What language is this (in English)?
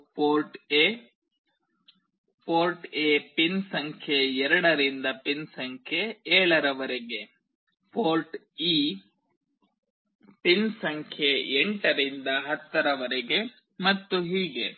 Kannada